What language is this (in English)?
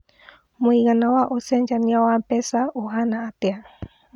Kikuyu